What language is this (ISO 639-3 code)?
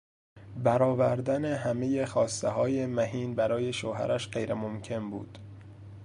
fas